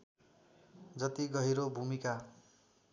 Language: Nepali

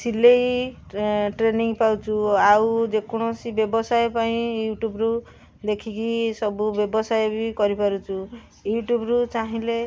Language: Odia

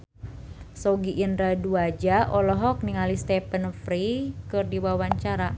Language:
Sundanese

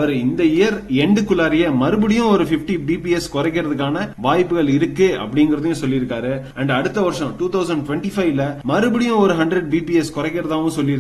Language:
Tamil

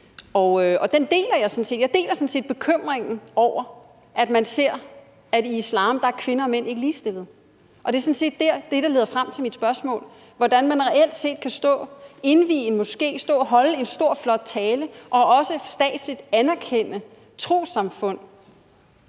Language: Danish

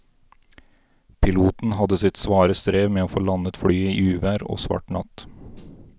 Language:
Norwegian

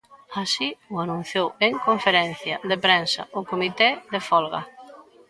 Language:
Galician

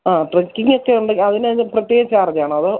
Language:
Malayalam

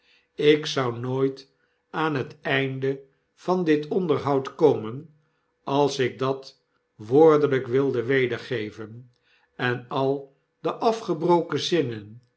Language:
Dutch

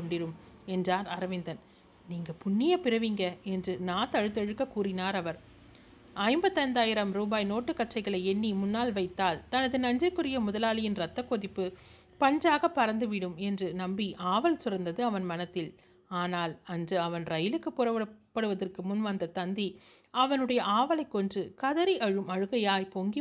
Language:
Tamil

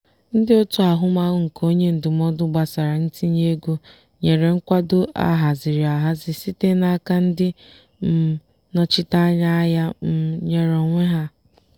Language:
Igbo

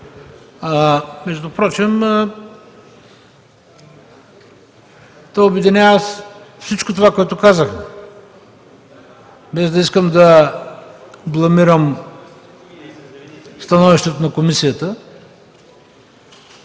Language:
Bulgarian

